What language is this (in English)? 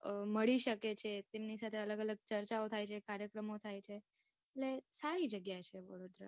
Gujarati